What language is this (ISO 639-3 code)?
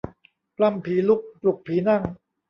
tha